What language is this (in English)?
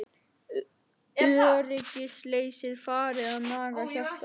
Icelandic